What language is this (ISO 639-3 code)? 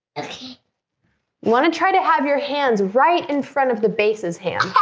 eng